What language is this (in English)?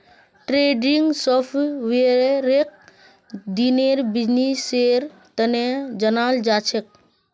Magahi